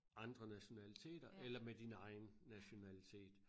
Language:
Danish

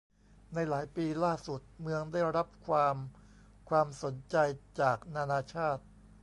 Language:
Thai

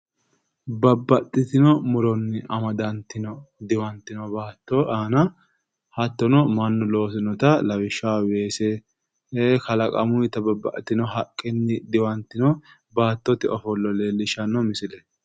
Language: Sidamo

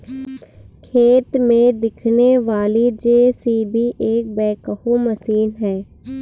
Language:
Hindi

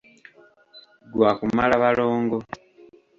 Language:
Ganda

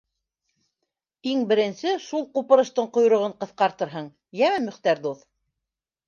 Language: Bashkir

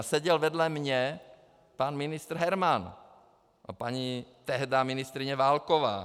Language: Czech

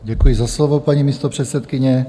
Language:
Czech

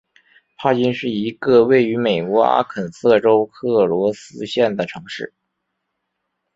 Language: Chinese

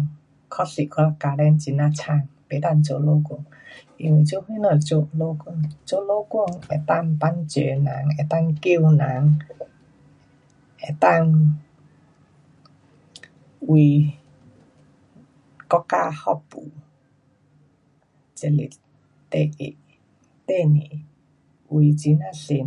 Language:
Pu-Xian Chinese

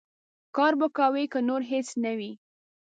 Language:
Pashto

